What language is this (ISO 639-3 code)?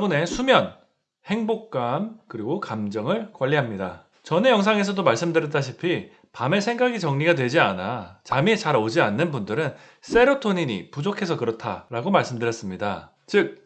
kor